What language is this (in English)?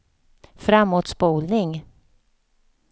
Swedish